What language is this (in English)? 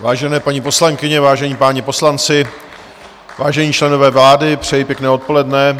Czech